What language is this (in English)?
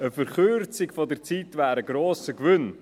Swiss German